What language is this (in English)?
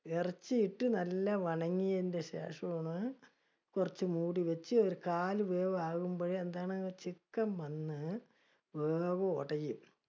Malayalam